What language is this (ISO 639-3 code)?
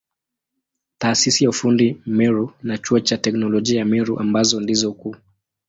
swa